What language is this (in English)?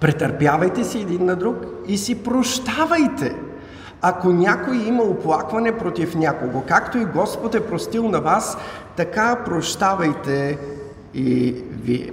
Bulgarian